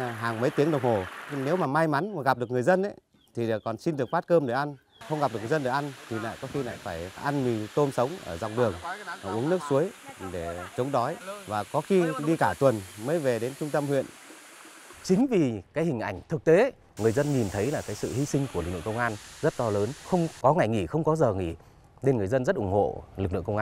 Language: Vietnamese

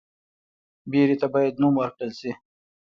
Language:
Pashto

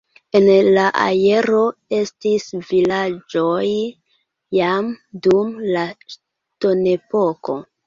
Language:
Esperanto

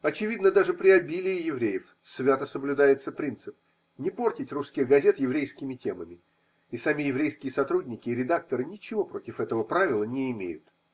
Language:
Russian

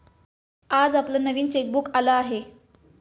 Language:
Marathi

